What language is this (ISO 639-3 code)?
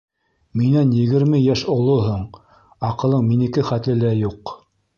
bak